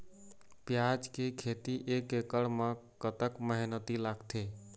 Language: Chhattisgarhi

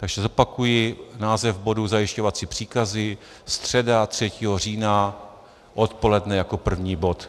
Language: Czech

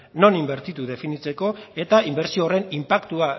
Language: Basque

